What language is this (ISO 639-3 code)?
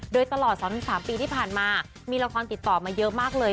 tha